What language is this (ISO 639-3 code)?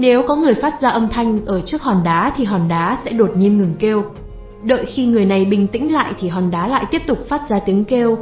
vie